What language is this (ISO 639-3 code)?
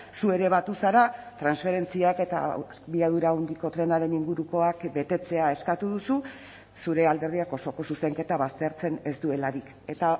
eus